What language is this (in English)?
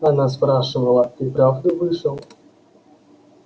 Russian